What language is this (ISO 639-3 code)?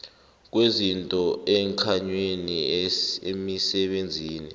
nbl